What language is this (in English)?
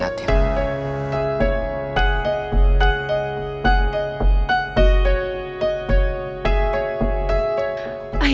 Indonesian